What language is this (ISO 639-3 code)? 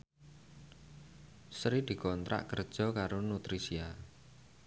jav